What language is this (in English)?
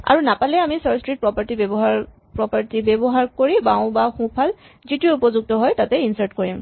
Assamese